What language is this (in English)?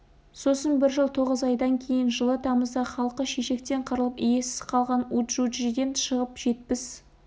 Kazakh